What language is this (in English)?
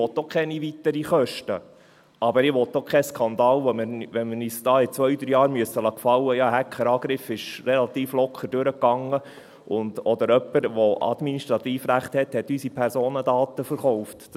Swiss German